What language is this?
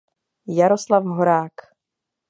Czech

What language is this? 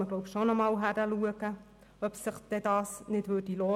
Swiss German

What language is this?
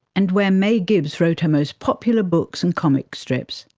English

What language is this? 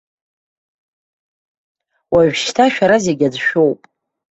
Abkhazian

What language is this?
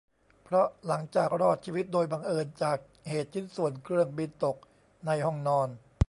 Thai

